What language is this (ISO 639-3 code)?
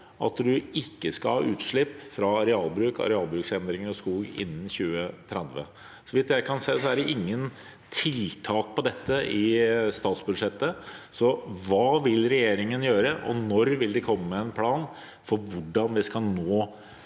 nor